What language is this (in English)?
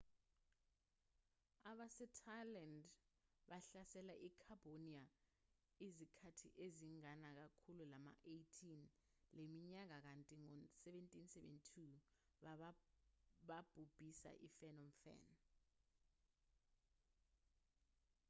Zulu